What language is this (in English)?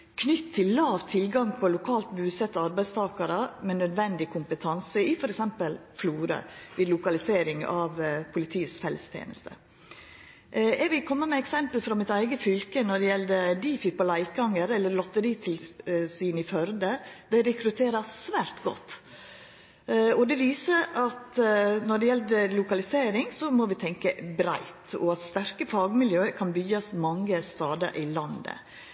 Norwegian Nynorsk